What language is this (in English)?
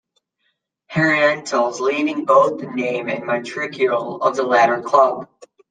English